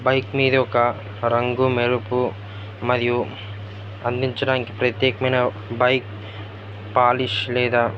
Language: Telugu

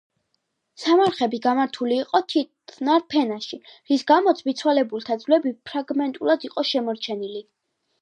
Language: Georgian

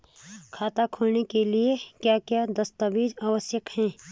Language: Hindi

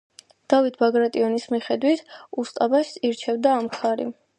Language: Georgian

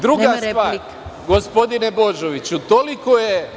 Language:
Serbian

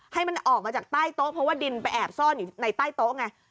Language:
Thai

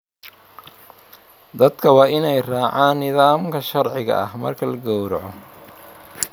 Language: Somali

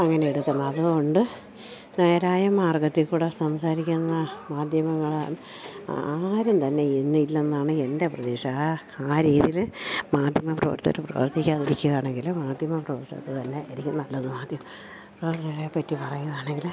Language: Malayalam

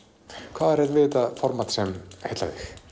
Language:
Icelandic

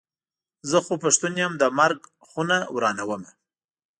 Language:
Pashto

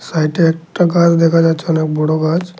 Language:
Bangla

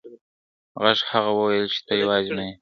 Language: Pashto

